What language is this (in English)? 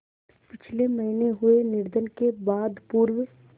Hindi